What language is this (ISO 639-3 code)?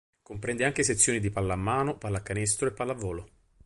ita